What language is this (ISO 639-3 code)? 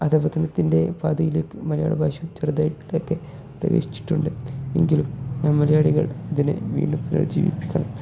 mal